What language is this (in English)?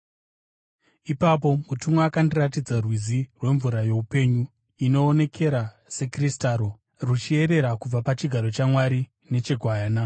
Shona